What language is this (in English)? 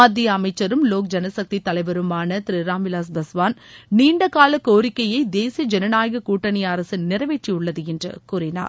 Tamil